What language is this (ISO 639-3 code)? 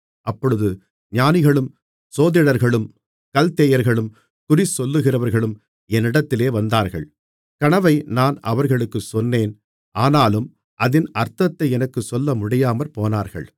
tam